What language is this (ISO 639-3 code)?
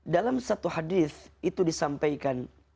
ind